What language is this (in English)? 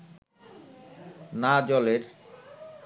Bangla